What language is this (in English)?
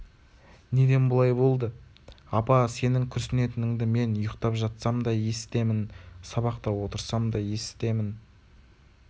Kazakh